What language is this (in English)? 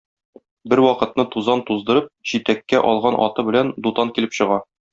Tatar